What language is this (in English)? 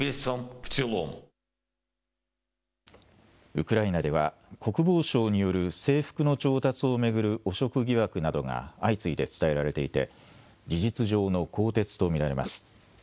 Japanese